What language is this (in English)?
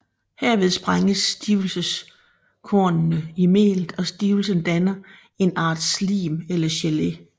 Danish